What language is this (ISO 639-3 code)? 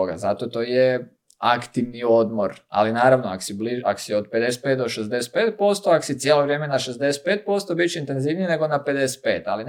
hrv